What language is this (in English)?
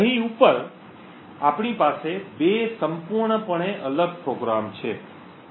Gujarati